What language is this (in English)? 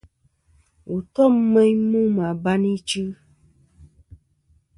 Kom